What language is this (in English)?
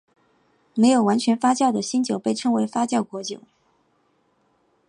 Chinese